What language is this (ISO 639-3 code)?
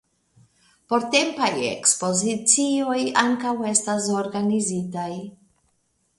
epo